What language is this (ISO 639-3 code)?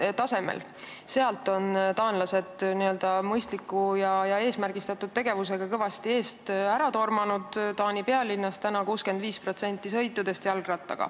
est